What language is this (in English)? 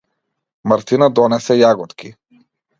Macedonian